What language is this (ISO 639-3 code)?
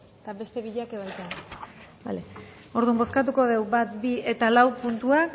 eus